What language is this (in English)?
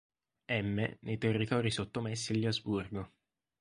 Italian